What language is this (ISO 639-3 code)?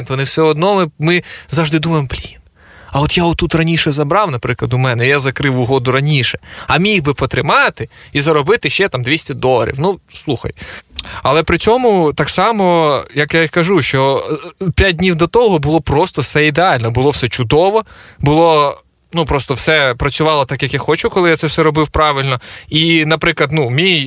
ukr